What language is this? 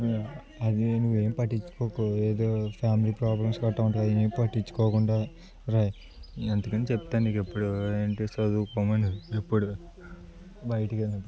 Telugu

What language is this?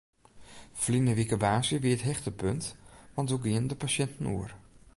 Western Frisian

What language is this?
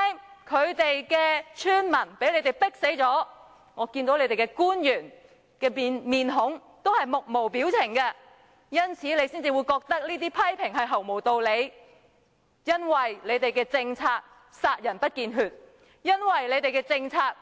Cantonese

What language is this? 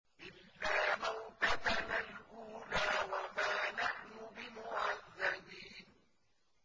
Arabic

